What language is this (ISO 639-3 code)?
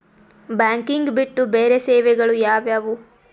kan